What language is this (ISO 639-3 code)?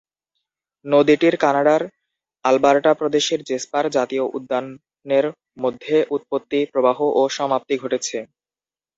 ben